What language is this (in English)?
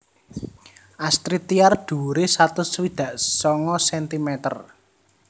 Javanese